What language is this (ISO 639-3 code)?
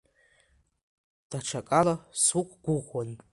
abk